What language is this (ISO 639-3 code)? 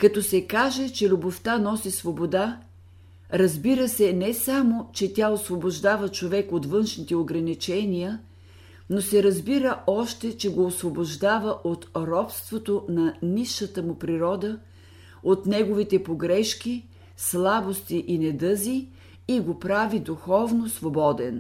bul